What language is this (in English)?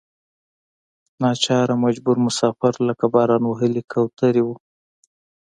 Pashto